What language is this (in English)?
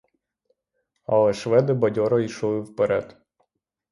Ukrainian